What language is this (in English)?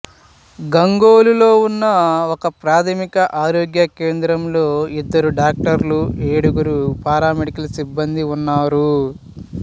Telugu